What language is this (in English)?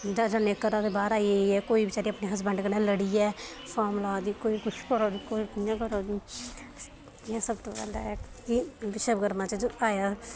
Dogri